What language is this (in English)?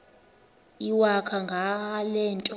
Xhosa